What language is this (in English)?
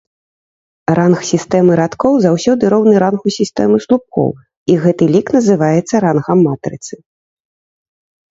Belarusian